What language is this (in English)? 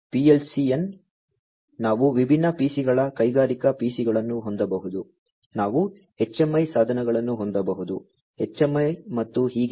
Kannada